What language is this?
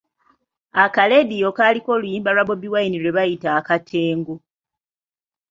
Ganda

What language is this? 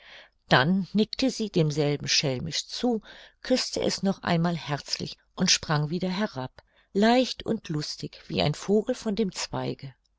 German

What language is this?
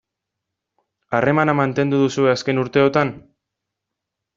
Basque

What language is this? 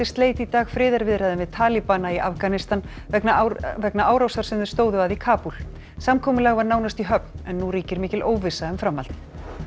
Icelandic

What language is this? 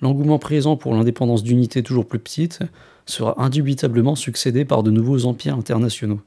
French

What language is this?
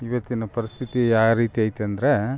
Kannada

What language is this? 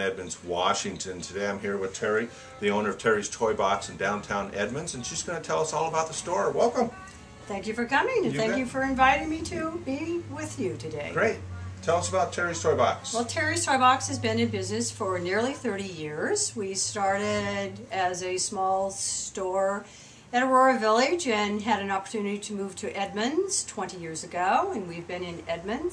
English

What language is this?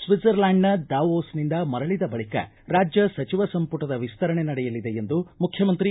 Kannada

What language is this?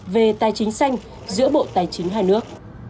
Vietnamese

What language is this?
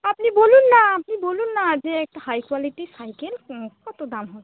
Bangla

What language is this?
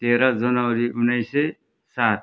Nepali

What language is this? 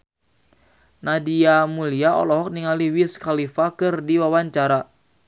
Sundanese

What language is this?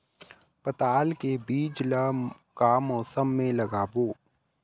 Chhattisgarhi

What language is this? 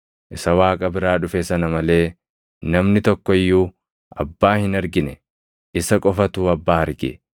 Oromo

